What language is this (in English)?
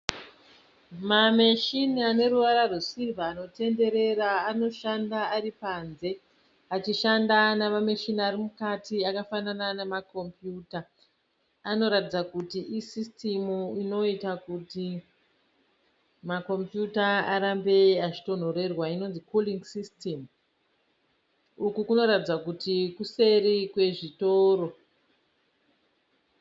Shona